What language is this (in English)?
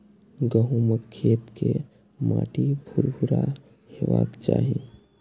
Maithili